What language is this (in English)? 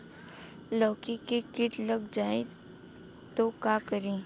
Bhojpuri